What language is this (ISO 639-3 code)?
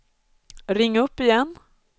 swe